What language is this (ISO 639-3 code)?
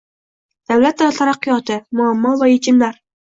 uzb